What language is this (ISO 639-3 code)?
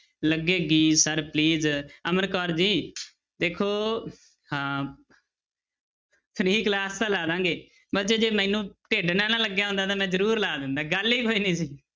pan